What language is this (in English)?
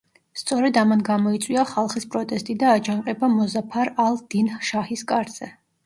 Georgian